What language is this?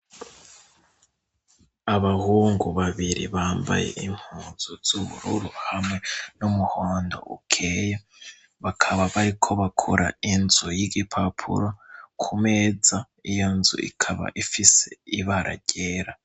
Rundi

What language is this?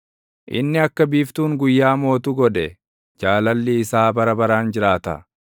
Oromo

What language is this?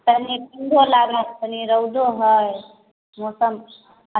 Maithili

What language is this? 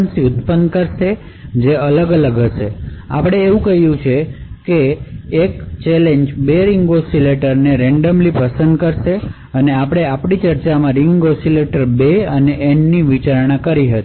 Gujarati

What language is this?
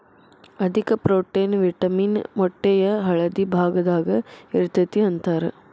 Kannada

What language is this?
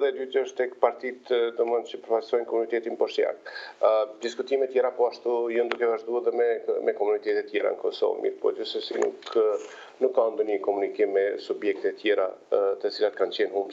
Romanian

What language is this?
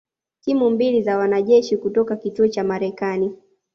Swahili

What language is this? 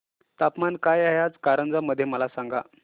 Marathi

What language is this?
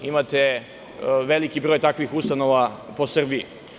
Serbian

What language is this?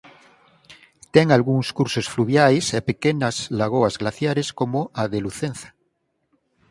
Galician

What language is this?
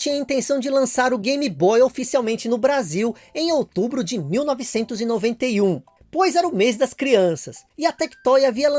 Portuguese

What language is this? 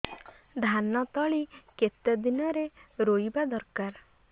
Odia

